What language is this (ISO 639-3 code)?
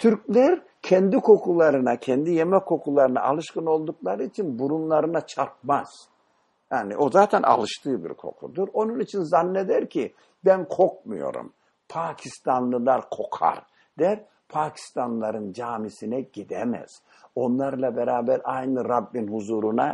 tur